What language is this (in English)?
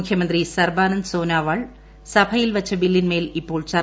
Malayalam